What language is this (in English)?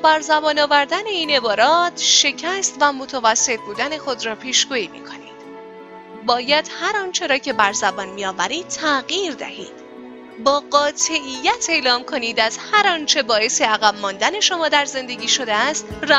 Persian